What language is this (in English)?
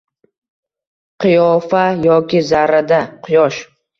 Uzbek